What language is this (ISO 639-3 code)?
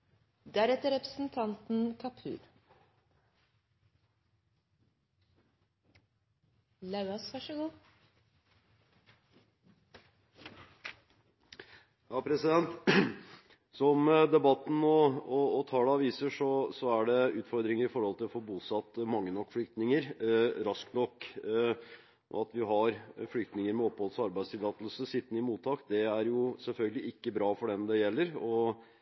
nob